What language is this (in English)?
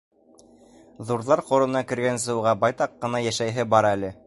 Bashkir